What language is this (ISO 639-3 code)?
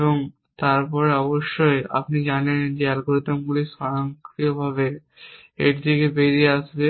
ben